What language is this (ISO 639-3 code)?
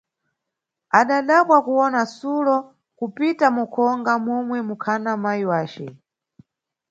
nyu